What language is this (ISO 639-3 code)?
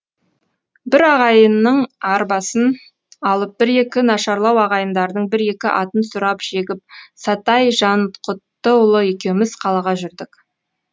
kaz